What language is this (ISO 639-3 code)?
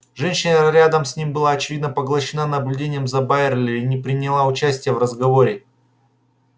rus